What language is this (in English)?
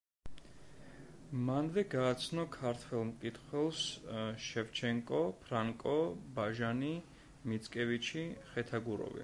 Georgian